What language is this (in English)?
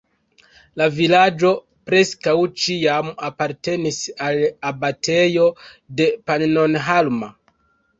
Esperanto